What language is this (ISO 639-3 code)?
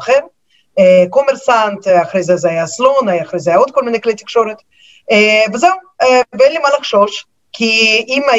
heb